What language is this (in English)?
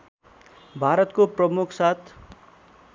Nepali